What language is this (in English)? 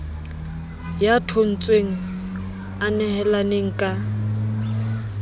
Southern Sotho